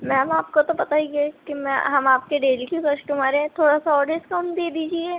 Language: Urdu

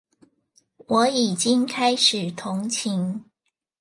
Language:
Chinese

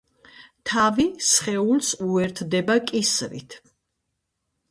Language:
Georgian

